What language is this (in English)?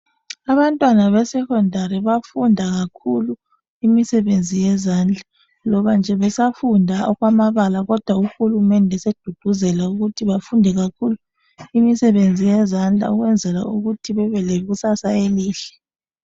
North Ndebele